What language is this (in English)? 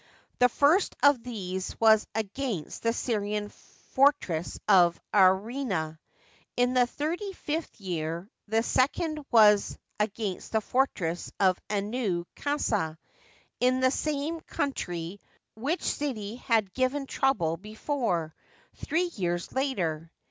English